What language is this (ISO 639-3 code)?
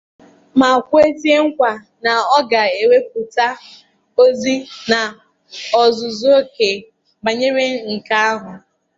ibo